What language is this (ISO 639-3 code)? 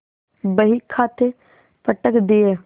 hin